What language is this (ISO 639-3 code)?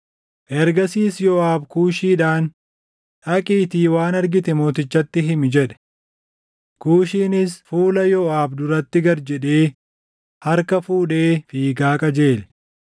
orm